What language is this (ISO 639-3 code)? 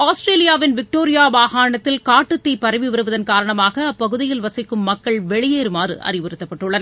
tam